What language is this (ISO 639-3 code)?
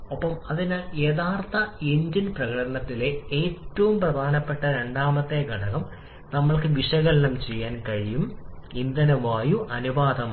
mal